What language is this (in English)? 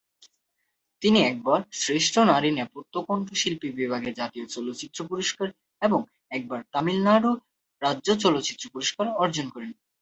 Bangla